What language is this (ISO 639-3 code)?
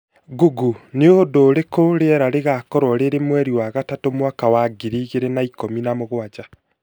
kik